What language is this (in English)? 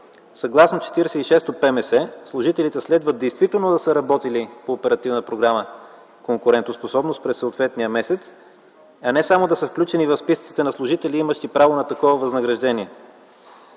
Bulgarian